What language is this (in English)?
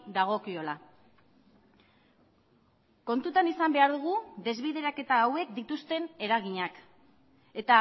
Basque